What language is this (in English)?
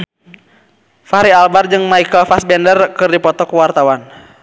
Sundanese